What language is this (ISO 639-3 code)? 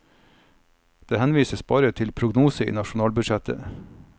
nor